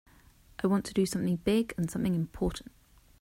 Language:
English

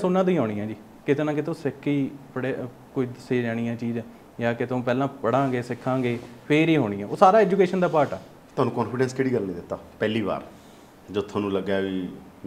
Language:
Punjabi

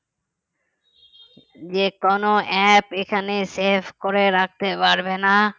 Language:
Bangla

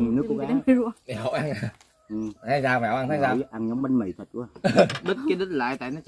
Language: Vietnamese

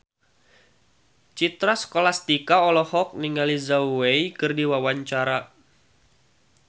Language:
Sundanese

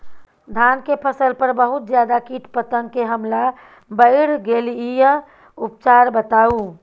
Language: Maithili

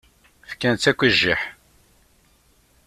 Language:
Kabyle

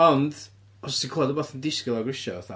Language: Welsh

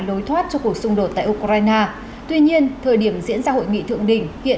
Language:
Vietnamese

